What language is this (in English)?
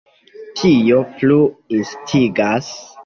Esperanto